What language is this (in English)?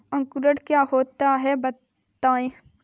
Hindi